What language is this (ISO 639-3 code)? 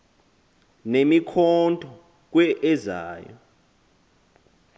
xho